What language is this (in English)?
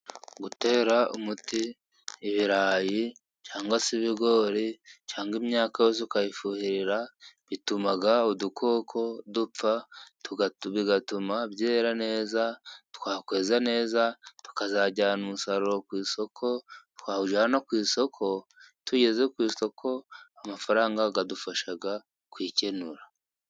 Kinyarwanda